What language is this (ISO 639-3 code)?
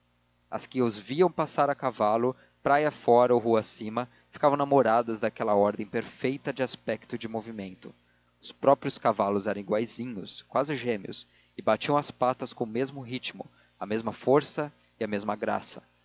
por